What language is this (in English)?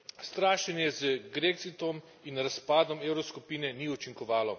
Slovenian